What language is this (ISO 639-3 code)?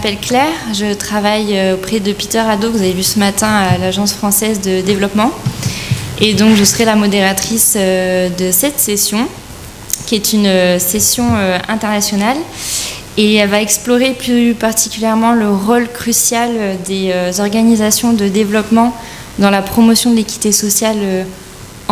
fra